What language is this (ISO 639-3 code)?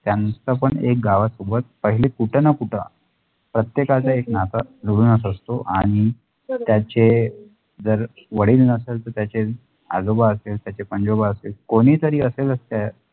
mar